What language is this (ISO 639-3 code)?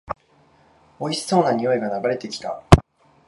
jpn